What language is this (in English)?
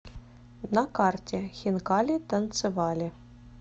Russian